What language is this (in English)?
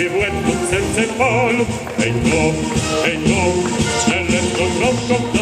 Polish